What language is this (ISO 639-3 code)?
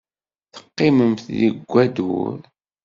kab